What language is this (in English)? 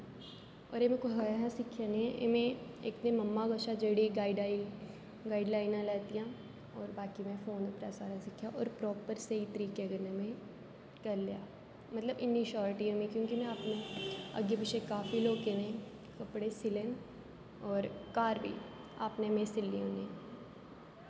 Dogri